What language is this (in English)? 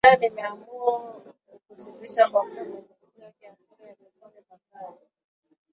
Swahili